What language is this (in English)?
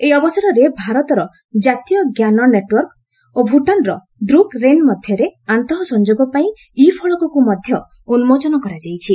Odia